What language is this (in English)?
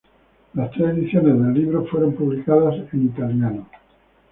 Spanish